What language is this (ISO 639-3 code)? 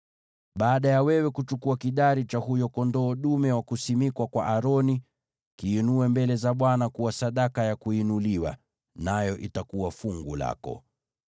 swa